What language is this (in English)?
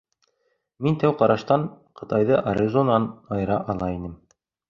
Bashkir